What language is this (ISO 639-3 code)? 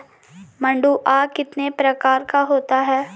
hin